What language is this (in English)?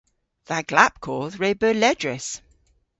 Cornish